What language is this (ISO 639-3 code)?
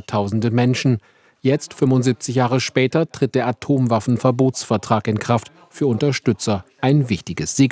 deu